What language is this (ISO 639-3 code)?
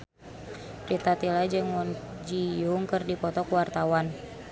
sun